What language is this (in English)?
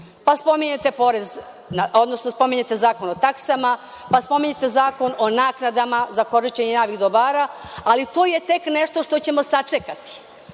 Serbian